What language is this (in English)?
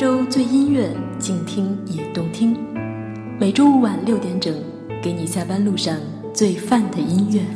Chinese